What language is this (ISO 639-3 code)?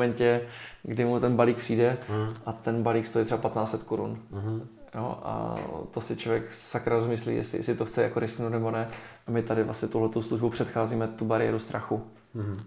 ces